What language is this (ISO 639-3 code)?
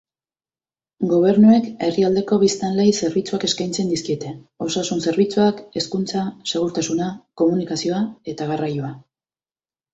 eus